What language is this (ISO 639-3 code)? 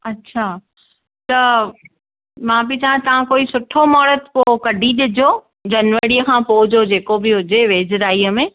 snd